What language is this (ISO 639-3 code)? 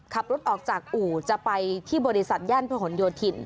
tha